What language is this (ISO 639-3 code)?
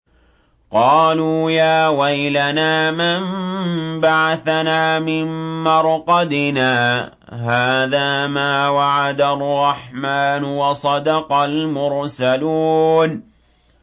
ara